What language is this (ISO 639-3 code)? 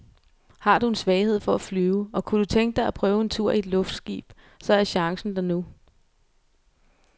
dan